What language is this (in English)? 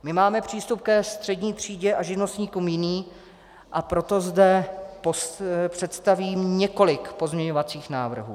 Czech